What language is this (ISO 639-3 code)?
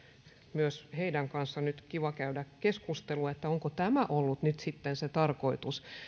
fin